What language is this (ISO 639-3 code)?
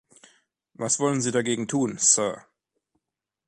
deu